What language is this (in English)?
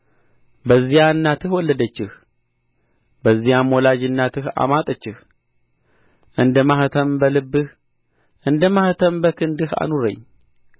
Amharic